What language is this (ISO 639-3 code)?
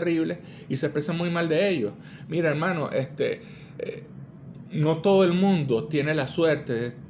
spa